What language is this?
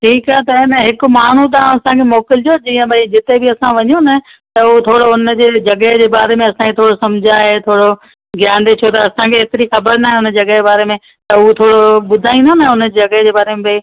Sindhi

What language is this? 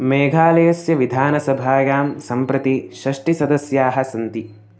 Sanskrit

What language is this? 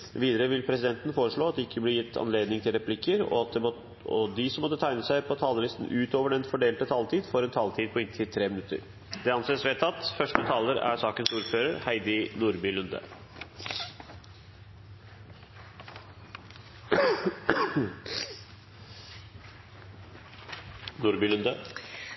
Norwegian Bokmål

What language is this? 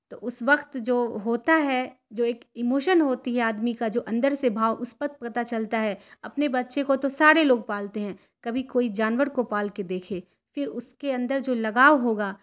Urdu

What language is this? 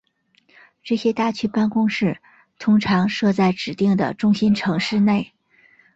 Chinese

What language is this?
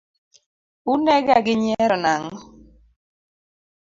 Luo (Kenya and Tanzania)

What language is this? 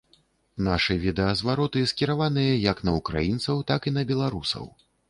Belarusian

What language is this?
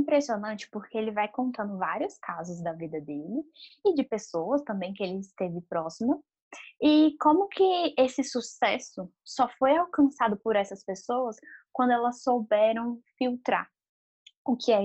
Portuguese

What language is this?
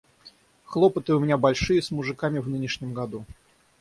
Russian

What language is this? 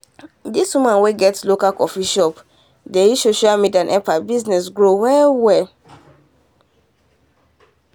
Nigerian Pidgin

